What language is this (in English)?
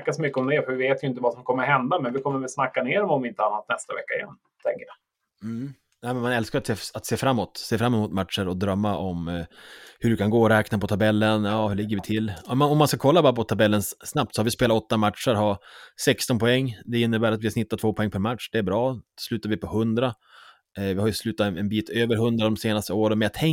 Swedish